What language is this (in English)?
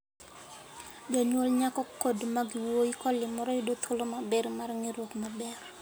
Luo (Kenya and Tanzania)